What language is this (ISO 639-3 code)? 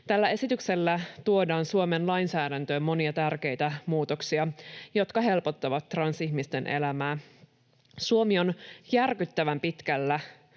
fin